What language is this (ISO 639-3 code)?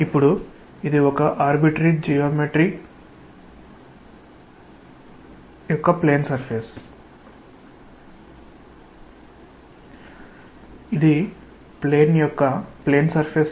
tel